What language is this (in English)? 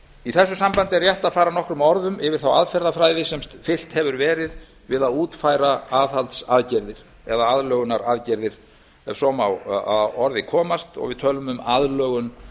Icelandic